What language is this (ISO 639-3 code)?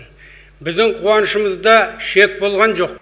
kaz